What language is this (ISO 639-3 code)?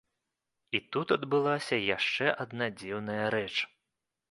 bel